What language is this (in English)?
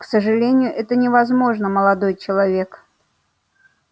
Russian